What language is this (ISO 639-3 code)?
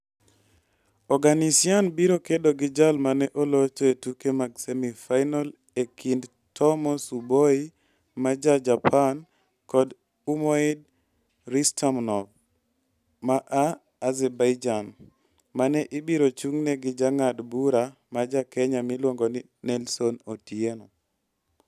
luo